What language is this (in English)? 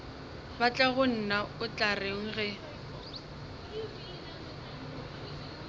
Northern Sotho